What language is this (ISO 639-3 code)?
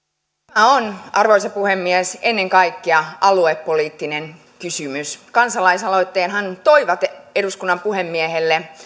fin